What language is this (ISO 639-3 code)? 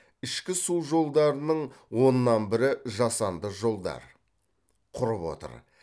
kaz